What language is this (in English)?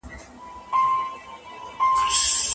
Pashto